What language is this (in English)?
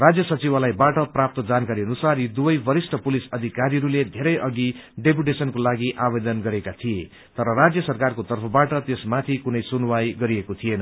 Nepali